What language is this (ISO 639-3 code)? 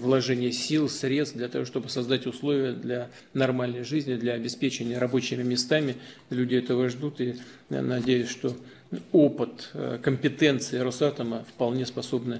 rus